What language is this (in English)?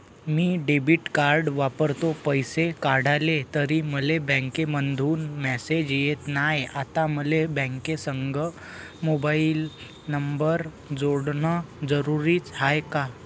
Marathi